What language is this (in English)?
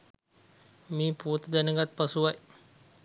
Sinhala